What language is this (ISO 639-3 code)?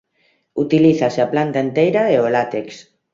glg